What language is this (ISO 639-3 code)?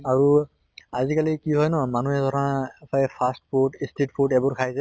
asm